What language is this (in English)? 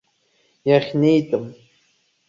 Abkhazian